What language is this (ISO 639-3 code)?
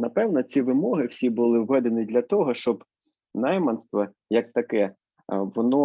ukr